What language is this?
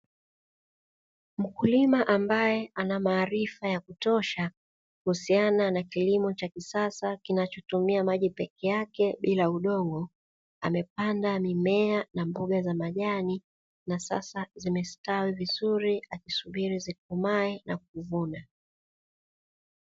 Swahili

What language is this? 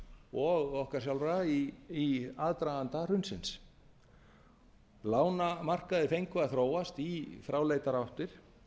Icelandic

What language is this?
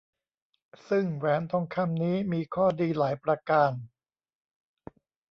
Thai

